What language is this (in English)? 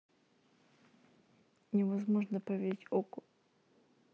Russian